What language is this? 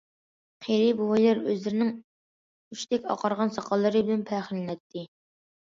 Uyghur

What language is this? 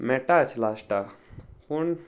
Konkani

